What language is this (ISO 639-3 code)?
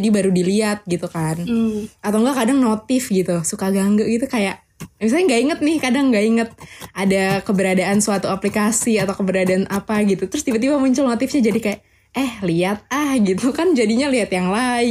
ind